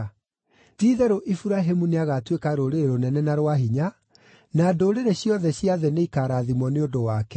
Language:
Kikuyu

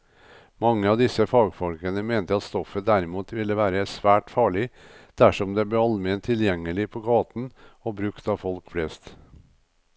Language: Norwegian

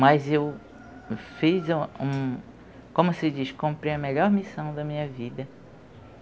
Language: Portuguese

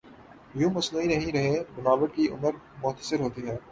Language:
Urdu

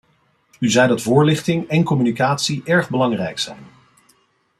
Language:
Dutch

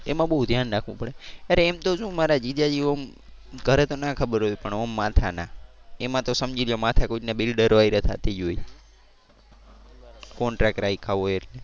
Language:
Gujarati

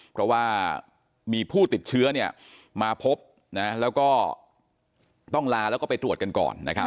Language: Thai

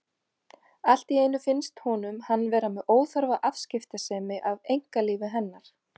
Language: Icelandic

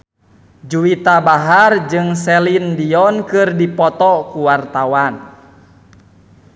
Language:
Sundanese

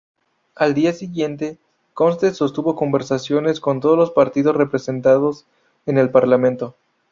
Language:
Spanish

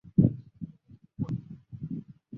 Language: Chinese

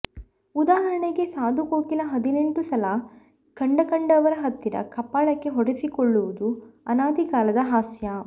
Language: Kannada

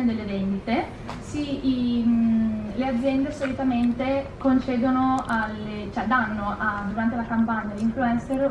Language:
Italian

